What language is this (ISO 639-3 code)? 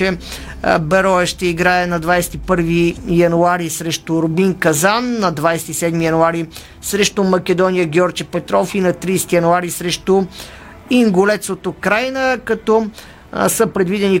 bul